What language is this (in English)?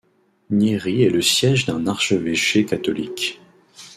French